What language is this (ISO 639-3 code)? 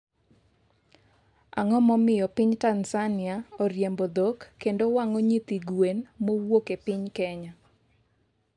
luo